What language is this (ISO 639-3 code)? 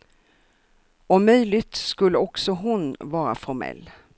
swe